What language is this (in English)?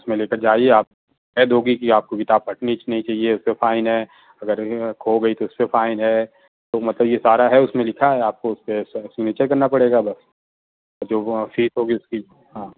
Urdu